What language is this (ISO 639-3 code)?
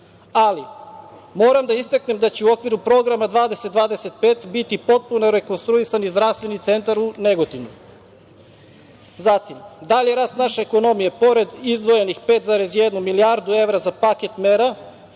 srp